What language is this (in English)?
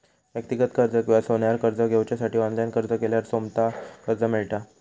Marathi